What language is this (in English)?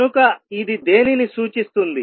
Telugu